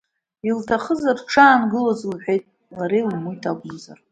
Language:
Abkhazian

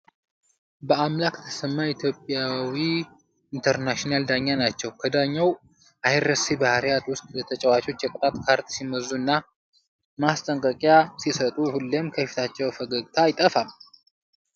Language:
Amharic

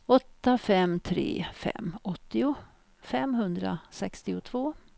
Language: Swedish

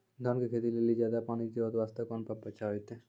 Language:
Maithili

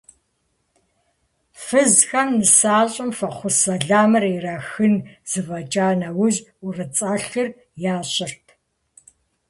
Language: Kabardian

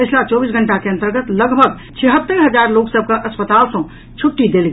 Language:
Maithili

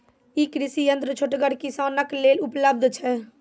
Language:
Maithili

